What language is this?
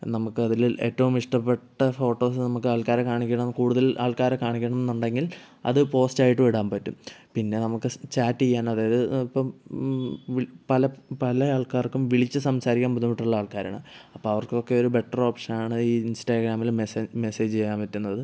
Malayalam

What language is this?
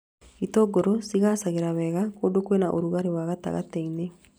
Kikuyu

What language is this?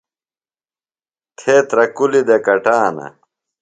Phalura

